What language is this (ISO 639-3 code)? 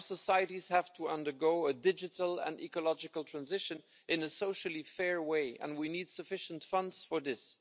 eng